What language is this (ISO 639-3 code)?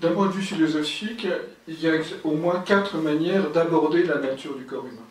fra